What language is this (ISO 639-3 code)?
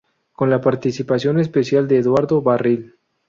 spa